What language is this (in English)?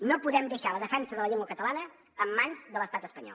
Catalan